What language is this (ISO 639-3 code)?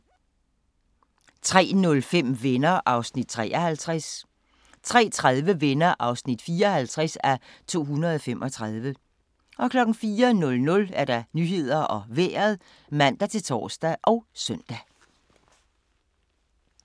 dan